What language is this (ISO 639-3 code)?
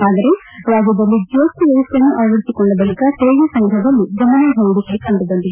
kan